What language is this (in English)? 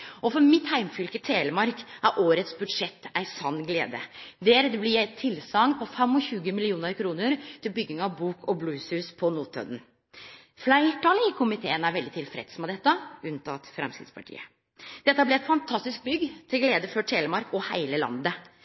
Norwegian Nynorsk